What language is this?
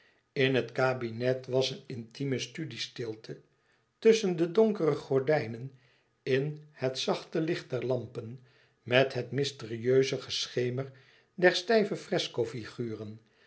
Dutch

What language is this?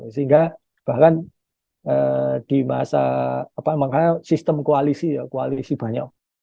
Indonesian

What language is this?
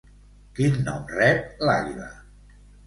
Catalan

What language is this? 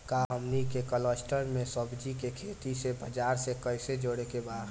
Bhojpuri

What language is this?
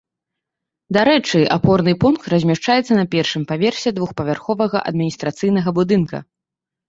Belarusian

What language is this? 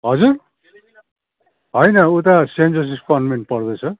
Nepali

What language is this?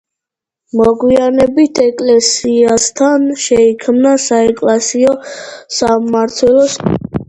Georgian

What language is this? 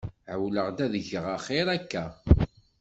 Kabyle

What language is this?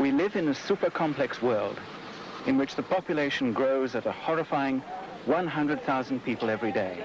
English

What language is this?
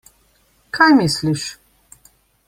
Slovenian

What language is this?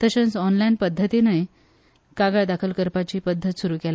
Konkani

